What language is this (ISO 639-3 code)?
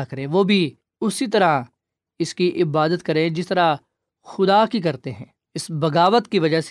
urd